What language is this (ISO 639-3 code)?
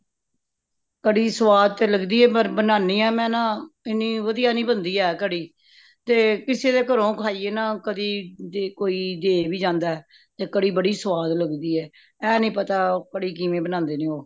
pan